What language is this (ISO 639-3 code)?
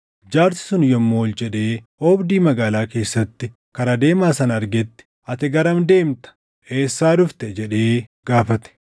orm